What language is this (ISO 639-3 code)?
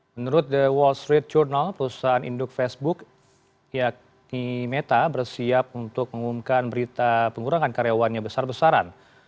ind